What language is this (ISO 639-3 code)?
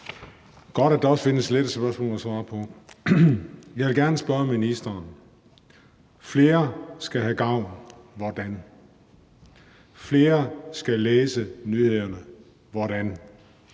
dan